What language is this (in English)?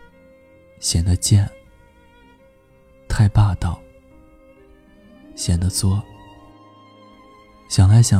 Chinese